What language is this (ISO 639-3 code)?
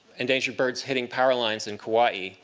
eng